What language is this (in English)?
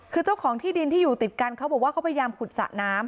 Thai